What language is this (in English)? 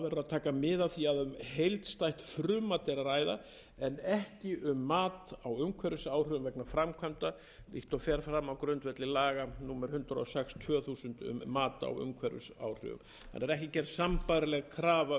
Icelandic